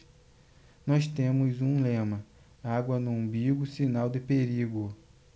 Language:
Portuguese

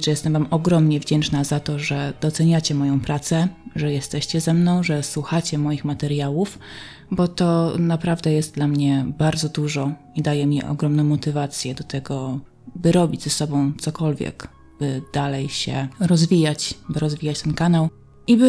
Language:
Polish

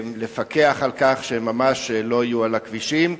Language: Hebrew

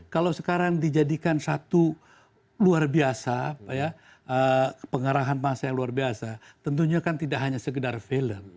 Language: Indonesian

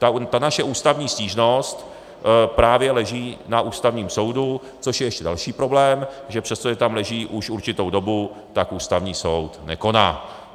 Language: Czech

